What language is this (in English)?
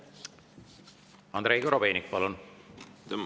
Estonian